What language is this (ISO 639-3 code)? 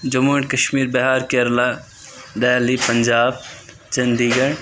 kas